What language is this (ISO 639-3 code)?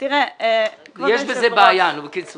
heb